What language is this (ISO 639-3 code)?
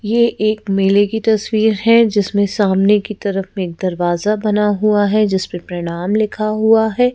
hin